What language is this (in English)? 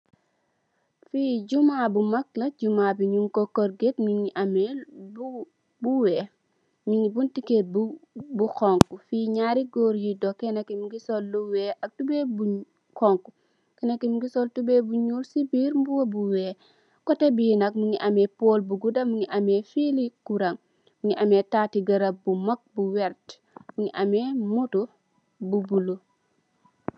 Wolof